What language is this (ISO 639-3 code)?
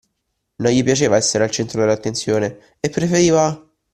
ita